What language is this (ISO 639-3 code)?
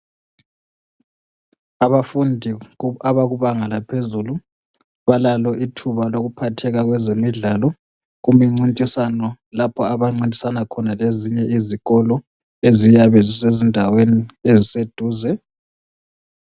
nde